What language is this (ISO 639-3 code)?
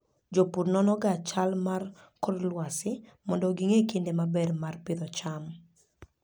luo